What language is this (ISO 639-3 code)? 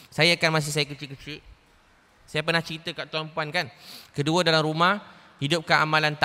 msa